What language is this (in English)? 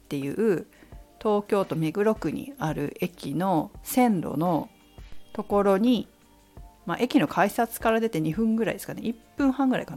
Japanese